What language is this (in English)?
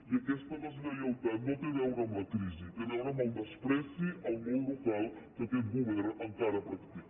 Catalan